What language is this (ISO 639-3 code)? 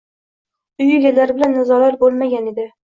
uzb